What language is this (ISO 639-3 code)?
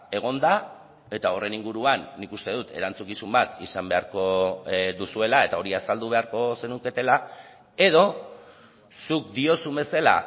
eus